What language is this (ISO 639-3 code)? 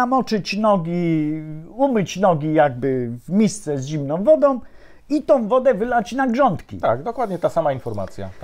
pol